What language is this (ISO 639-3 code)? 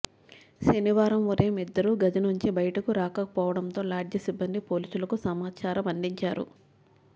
tel